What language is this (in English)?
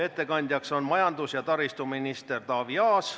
Estonian